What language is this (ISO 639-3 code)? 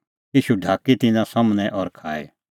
kfx